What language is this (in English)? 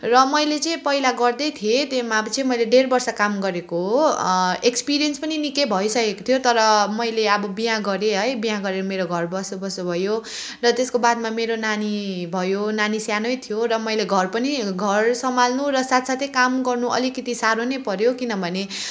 Nepali